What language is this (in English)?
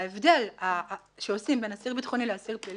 Hebrew